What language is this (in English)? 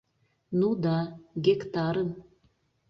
Mari